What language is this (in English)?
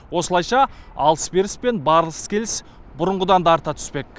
Kazakh